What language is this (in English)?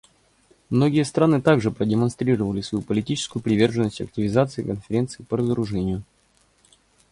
Russian